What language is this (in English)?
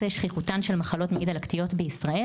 Hebrew